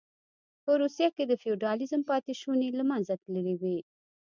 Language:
Pashto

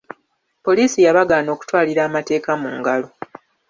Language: Ganda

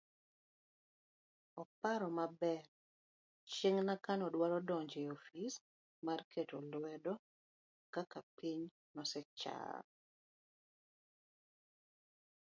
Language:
Luo (Kenya and Tanzania)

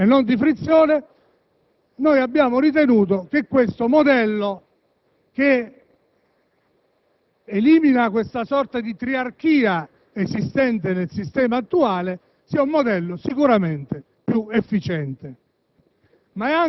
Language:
Italian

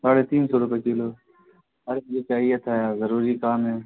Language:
Urdu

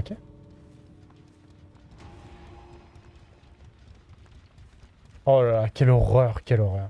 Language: French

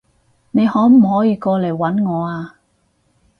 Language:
Cantonese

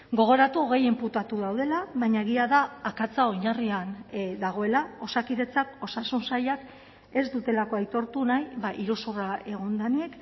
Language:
Basque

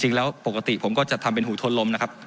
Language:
Thai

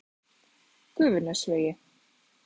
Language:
Icelandic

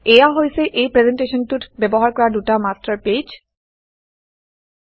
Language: Assamese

